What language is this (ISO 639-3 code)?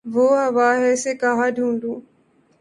urd